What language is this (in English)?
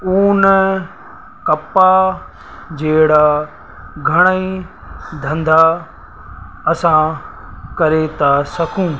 Sindhi